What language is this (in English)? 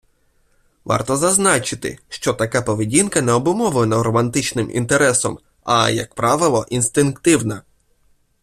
Ukrainian